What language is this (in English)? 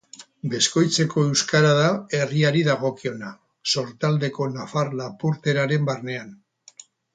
Basque